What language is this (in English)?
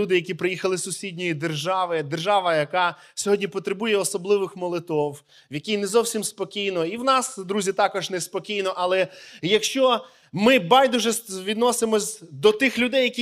Ukrainian